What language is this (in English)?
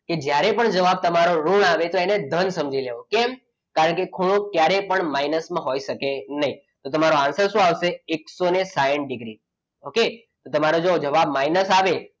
Gujarati